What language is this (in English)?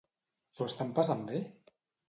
Catalan